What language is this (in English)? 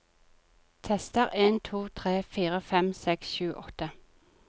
Norwegian